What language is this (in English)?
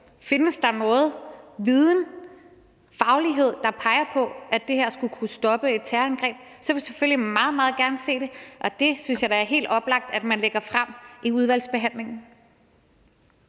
Danish